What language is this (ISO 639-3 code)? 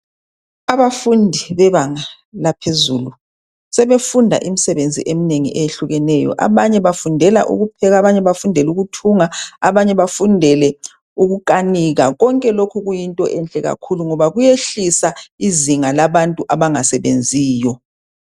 nde